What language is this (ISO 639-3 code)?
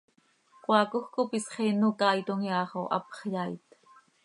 sei